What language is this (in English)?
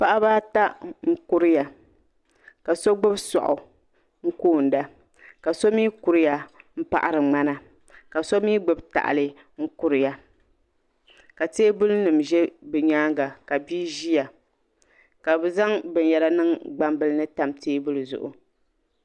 Dagbani